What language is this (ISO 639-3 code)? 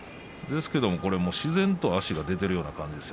jpn